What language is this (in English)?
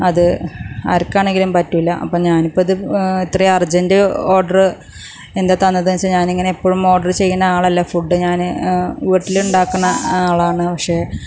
Malayalam